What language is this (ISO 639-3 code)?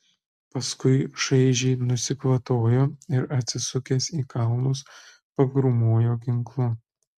lit